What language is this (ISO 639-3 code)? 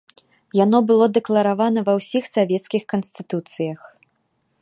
bel